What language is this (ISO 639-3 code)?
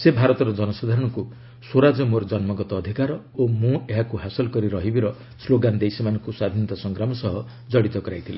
ori